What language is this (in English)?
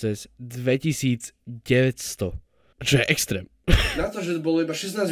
Polish